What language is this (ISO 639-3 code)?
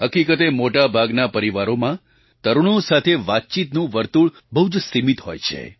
guj